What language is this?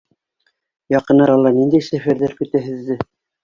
Bashkir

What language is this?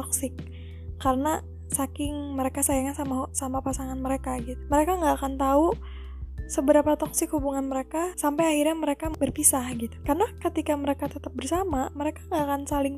Indonesian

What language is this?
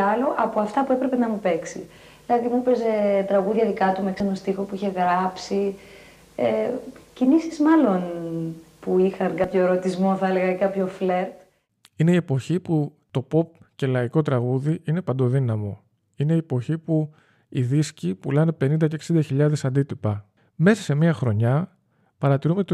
Greek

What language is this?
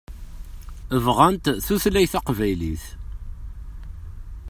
Kabyle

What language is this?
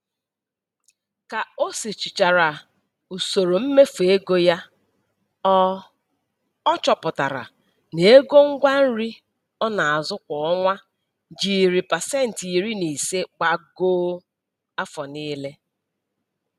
Igbo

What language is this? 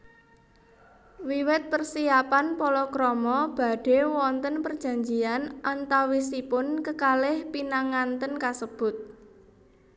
Javanese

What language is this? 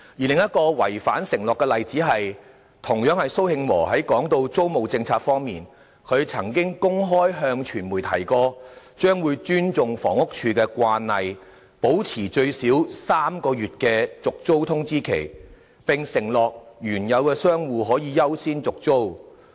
Cantonese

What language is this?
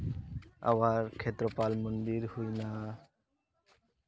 Santali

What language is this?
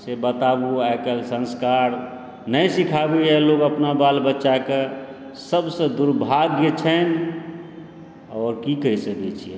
Maithili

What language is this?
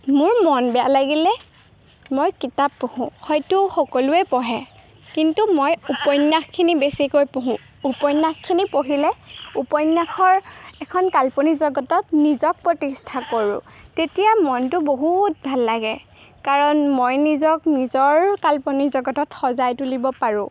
Assamese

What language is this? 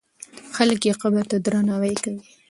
Pashto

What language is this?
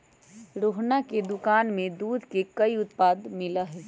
Magahi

